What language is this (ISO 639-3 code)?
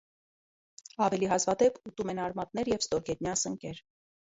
hye